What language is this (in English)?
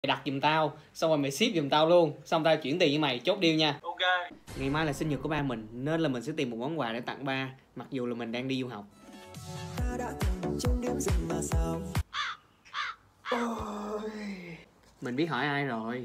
Vietnamese